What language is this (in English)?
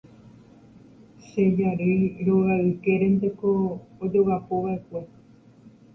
Guarani